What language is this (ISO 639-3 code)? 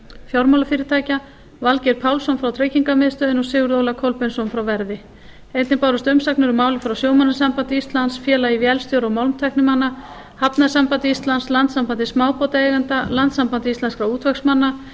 isl